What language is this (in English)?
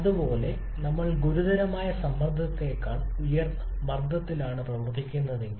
Malayalam